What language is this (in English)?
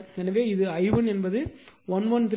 Tamil